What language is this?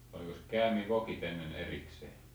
Finnish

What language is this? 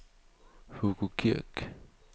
Danish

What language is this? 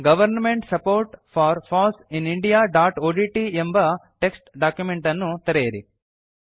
Kannada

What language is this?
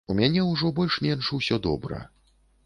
Belarusian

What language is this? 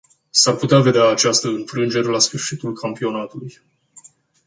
Romanian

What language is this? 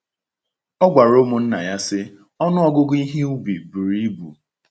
Igbo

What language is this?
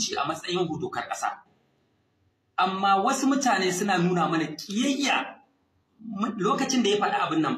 Arabic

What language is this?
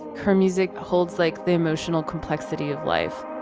English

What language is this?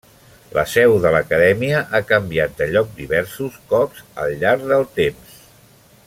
Catalan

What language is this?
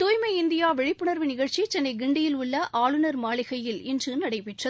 Tamil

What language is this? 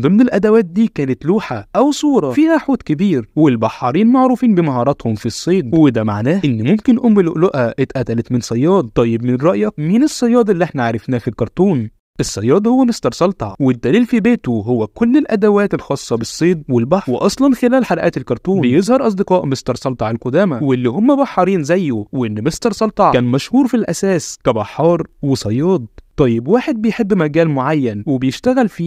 Arabic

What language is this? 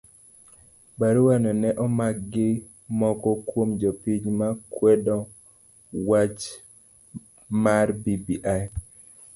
Luo (Kenya and Tanzania)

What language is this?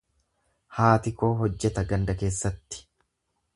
Oromo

